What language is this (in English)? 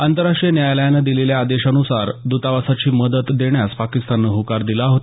Marathi